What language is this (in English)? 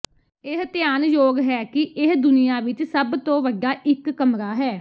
Punjabi